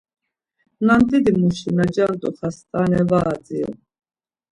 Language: Laz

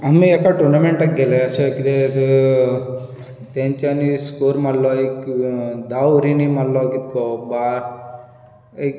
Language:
Konkani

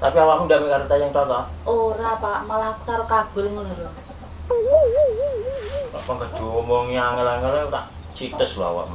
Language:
Indonesian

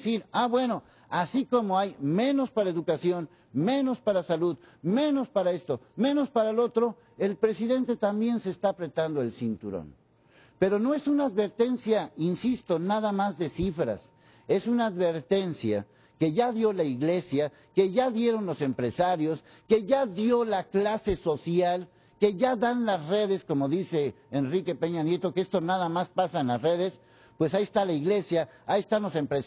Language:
Spanish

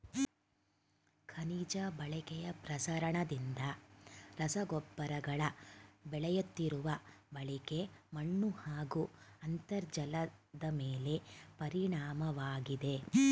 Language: Kannada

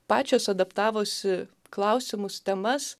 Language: Lithuanian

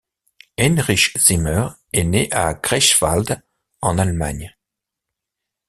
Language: French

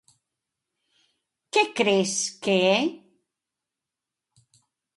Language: Galician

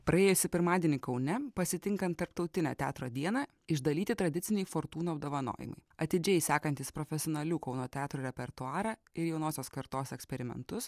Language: Lithuanian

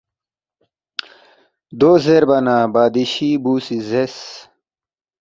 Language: Balti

